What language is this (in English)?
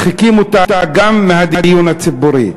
Hebrew